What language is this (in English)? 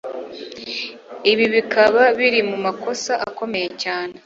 Kinyarwanda